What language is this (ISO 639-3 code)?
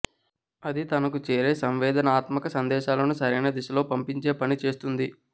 tel